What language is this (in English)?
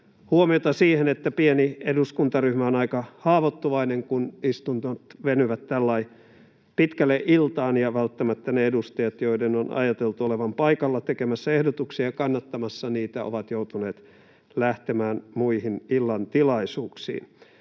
Finnish